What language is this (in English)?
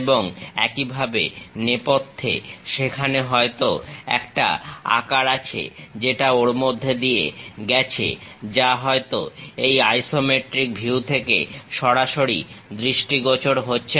Bangla